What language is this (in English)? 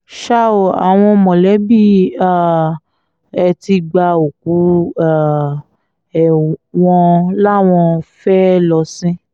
Yoruba